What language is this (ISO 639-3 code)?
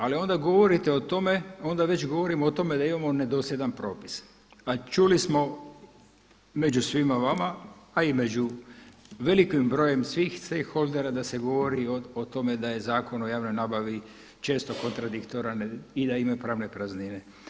hrv